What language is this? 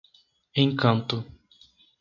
Portuguese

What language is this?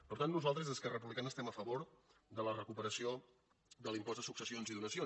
Catalan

